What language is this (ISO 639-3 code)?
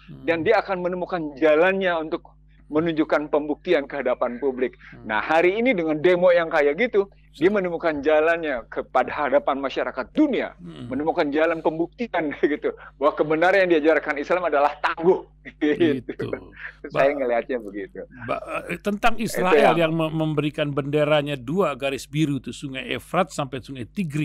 ind